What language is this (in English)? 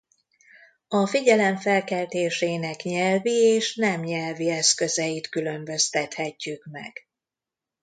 Hungarian